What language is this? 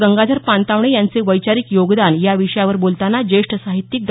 Marathi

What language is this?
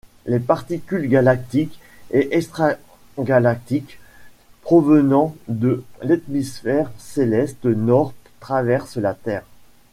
French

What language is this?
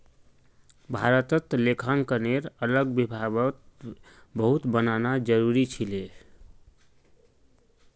Magahi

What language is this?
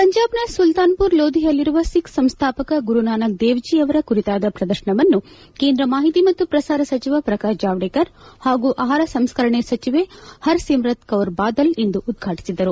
Kannada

